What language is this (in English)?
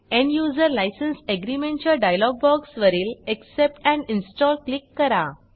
Marathi